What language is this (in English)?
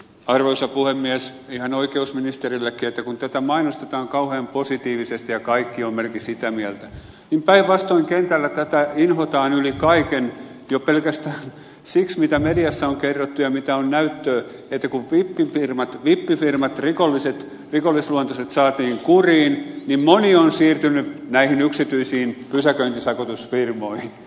Finnish